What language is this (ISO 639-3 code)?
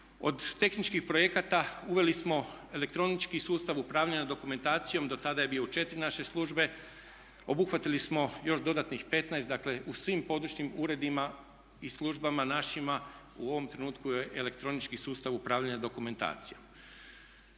hrv